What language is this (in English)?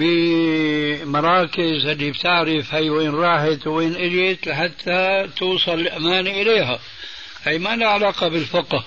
Arabic